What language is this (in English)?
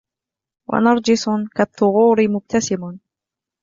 Arabic